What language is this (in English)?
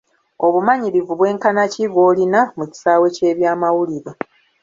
Ganda